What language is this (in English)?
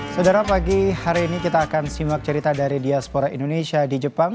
Indonesian